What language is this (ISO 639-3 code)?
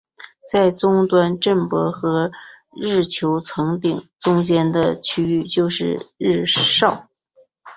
zho